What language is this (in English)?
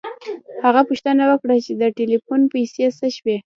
Pashto